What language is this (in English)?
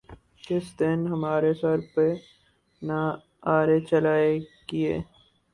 Urdu